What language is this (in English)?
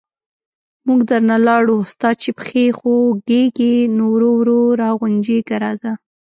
Pashto